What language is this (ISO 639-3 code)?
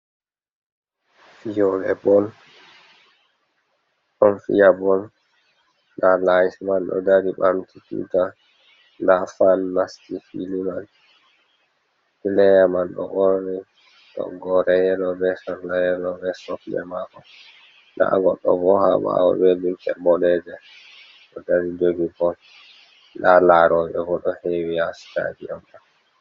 ful